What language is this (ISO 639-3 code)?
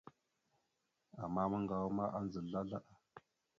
mxu